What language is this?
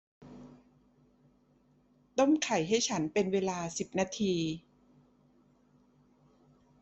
Thai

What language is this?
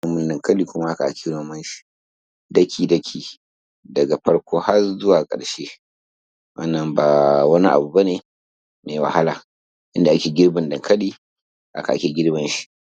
Hausa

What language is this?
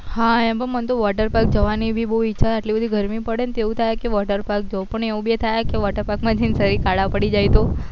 Gujarati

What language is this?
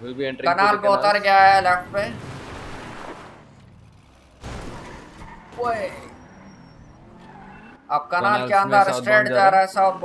Hindi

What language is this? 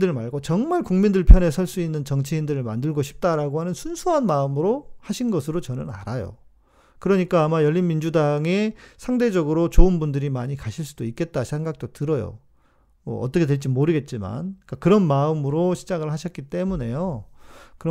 Korean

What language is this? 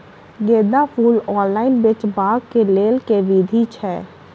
Maithili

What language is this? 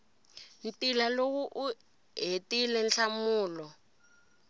Tsonga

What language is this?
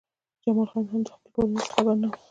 Pashto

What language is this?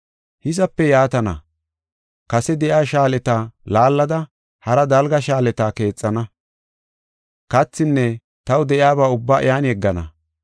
Gofa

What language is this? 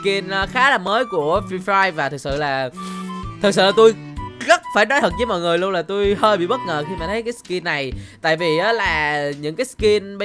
Vietnamese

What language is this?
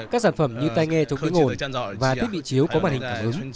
Vietnamese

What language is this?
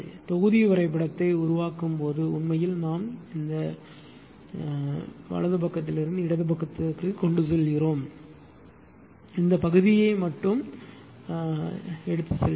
Tamil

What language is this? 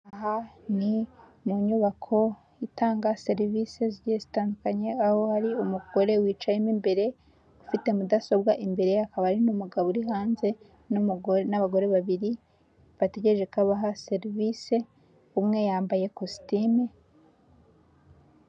Kinyarwanda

